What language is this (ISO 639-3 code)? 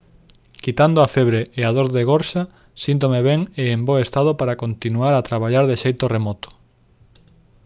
glg